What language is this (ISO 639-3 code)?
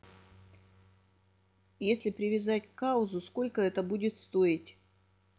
rus